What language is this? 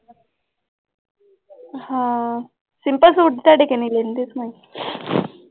Punjabi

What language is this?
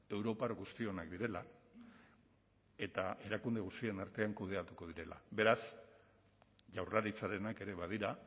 Basque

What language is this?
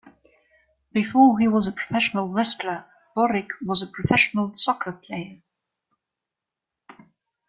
English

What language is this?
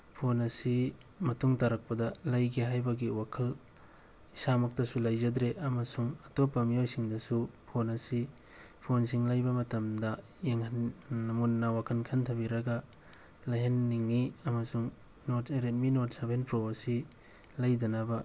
Manipuri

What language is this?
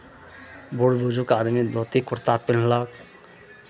Maithili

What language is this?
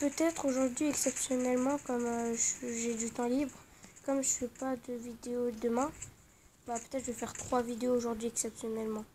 French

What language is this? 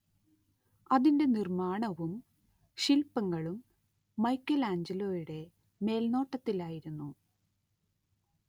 Malayalam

